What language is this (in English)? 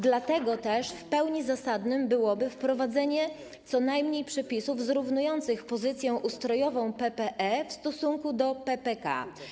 Polish